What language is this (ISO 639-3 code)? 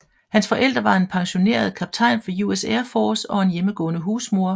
dan